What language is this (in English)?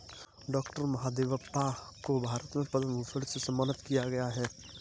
Hindi